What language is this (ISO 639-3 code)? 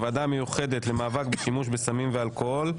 heb